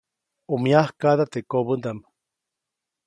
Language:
Copainalá Zoque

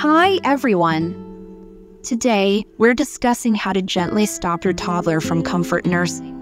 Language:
English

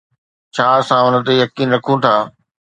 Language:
Sindhi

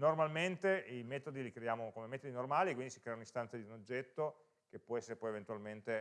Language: Italian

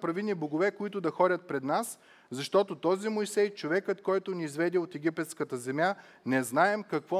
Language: Bulgarian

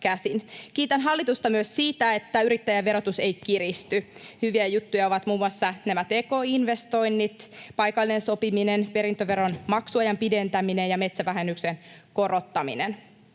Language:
Finnish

